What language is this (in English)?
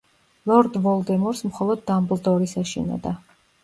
Georgian